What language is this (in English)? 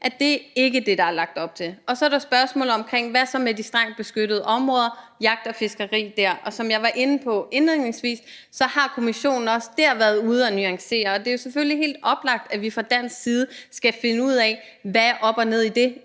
Danish